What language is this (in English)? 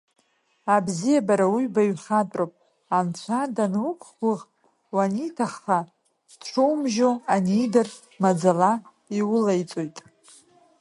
Abkhazian